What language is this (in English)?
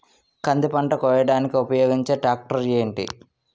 Telugu